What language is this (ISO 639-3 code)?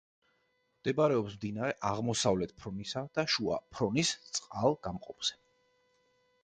kat